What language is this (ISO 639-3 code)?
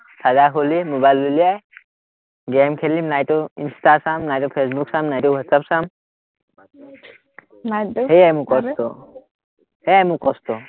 asm